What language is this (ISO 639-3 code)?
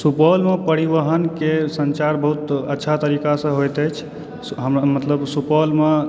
mai